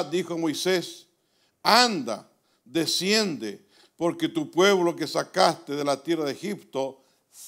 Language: Spanish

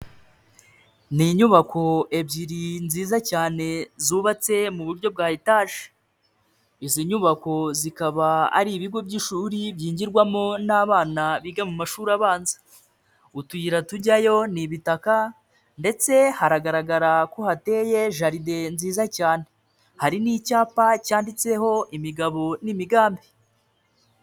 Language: Kinyarwanda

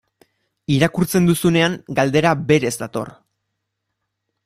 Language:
Basque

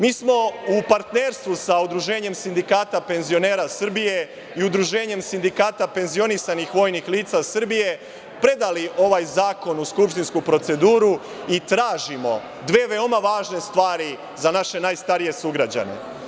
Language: Serbian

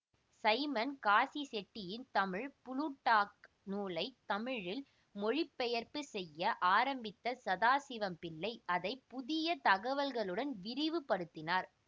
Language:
Tamil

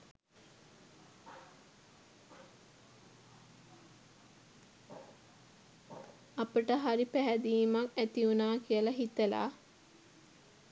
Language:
Sinhala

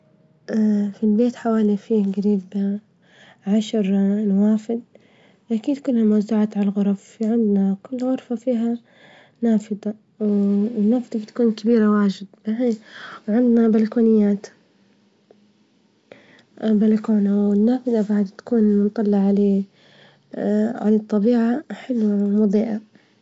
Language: Libyan Arabic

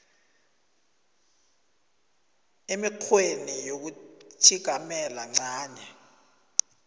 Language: South Ndebele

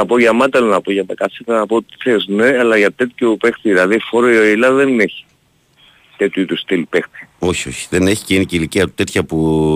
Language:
Greek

